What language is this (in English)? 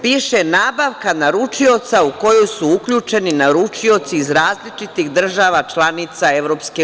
Serbian